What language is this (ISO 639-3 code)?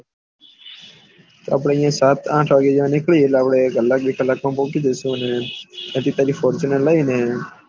guj